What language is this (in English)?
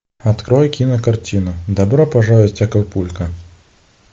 Russian